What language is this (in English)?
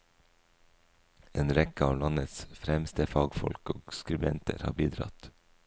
Norwegian